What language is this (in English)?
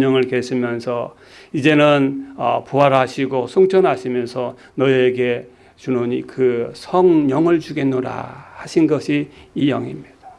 Korean